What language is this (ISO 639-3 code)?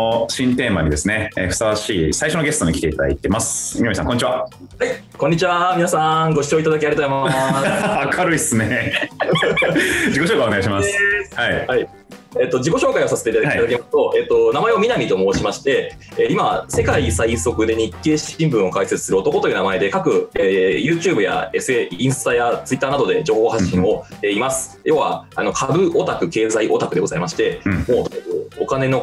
jpn